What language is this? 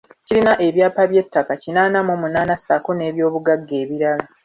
Ganda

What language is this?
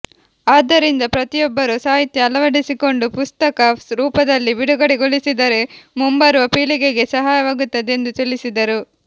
Kannada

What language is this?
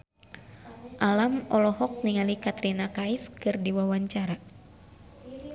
Sundanese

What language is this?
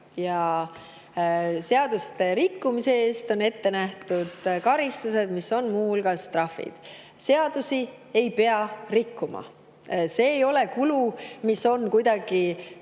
Estonian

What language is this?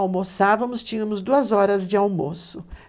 Portuguese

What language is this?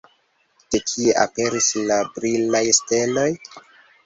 Esperanto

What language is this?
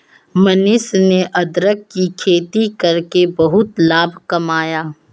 Hindi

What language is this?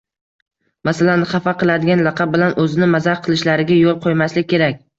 Uzbek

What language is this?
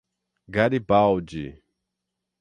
Portuguese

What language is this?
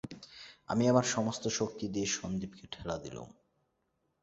Bangla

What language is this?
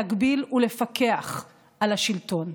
Hebrew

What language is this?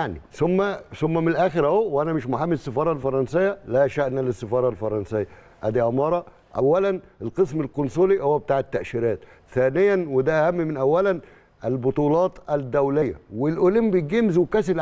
Arabic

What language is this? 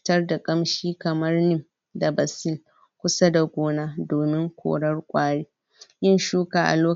Hausa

